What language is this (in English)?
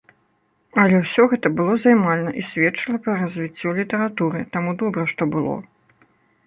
Belarusian